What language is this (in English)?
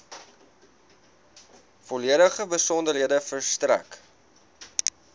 Afrikaans